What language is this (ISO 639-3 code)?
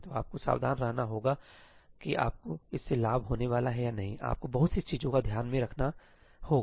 hin